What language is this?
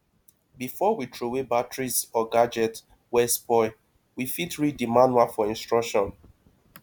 Nigerian Pidgin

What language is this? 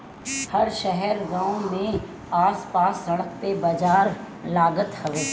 Bhojpuri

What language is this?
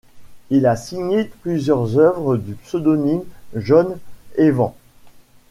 French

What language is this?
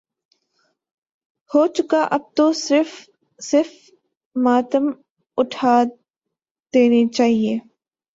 Urdu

